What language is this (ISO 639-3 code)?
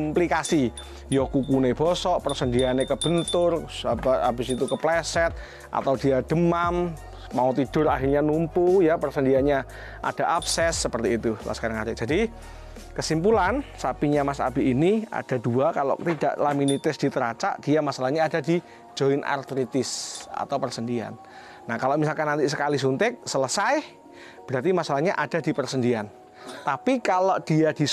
ind